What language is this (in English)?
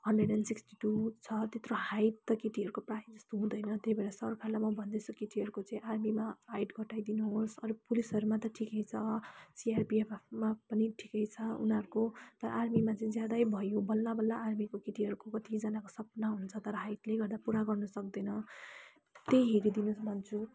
Nepali